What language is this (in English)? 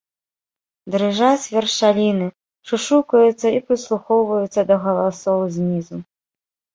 Belarusian